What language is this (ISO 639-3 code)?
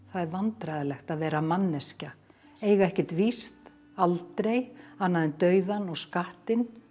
isl